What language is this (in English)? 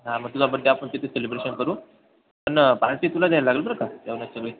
Marathi